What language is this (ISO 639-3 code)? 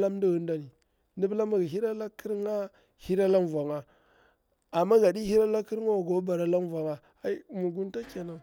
bwr